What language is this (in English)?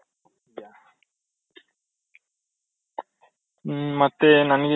Kannada